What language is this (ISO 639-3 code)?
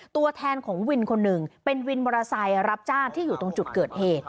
tha